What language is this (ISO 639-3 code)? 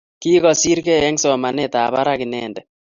kln